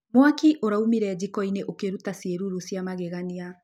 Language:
Kikuyu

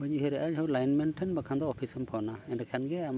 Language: Santali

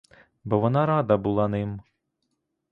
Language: Ukrainian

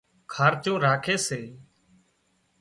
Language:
Wadiyara Koli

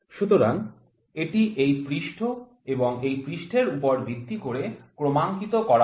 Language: Bangla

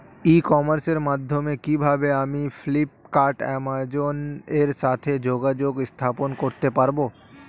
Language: Bangla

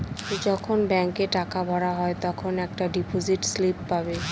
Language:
Bangla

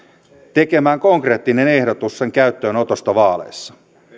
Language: Finnish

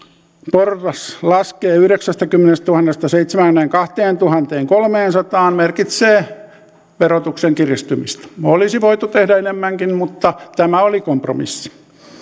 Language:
Finnish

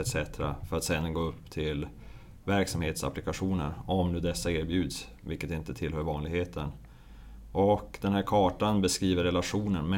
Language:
Swedish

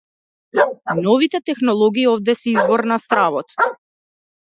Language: Macedonian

